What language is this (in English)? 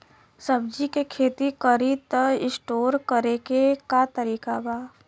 Bhojpuri